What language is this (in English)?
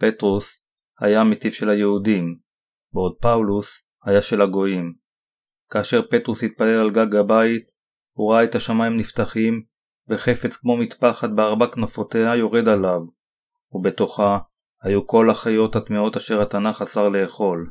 Hebrew